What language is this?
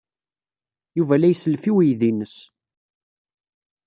Kabyle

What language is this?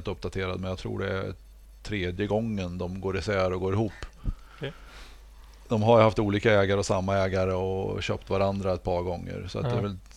Swedish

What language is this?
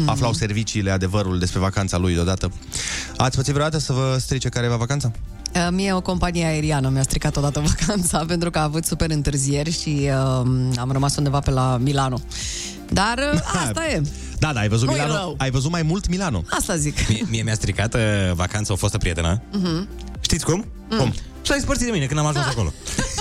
Romanian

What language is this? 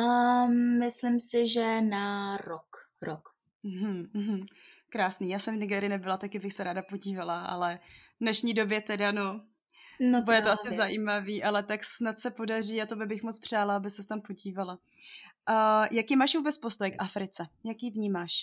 Czech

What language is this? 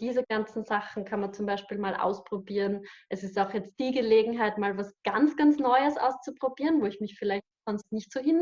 German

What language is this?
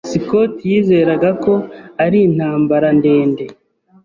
Kinyarwanda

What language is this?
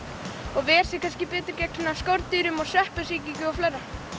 Icelandic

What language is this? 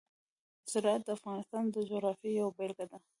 Pashto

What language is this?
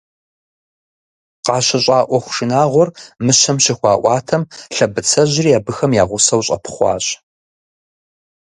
Kabardian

